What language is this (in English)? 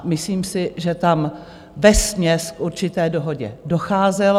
Czech